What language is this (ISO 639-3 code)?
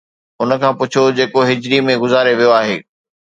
snd